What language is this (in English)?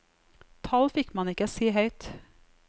Norwegian